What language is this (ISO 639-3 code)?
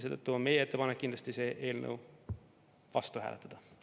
est